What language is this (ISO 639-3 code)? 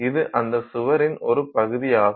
tam